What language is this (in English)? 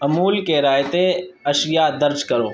Urdu